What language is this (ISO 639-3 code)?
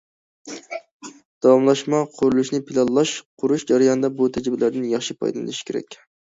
uig